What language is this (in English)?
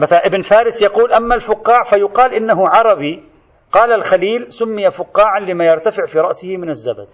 Arabic